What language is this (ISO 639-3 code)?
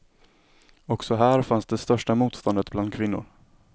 swe